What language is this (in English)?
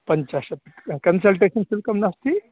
Sanskrit